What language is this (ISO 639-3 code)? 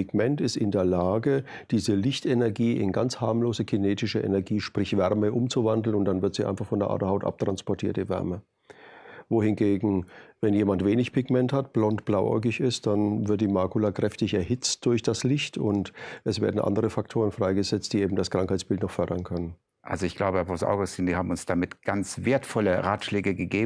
deu